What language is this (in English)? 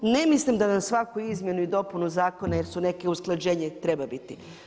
Croatian